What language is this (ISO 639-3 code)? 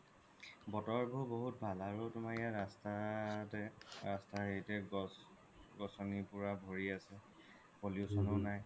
asm